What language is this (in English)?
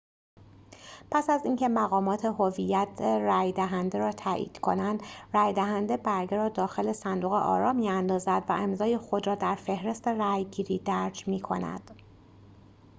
Persian